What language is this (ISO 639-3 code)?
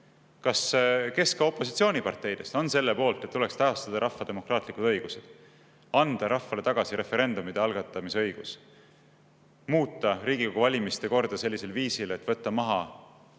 est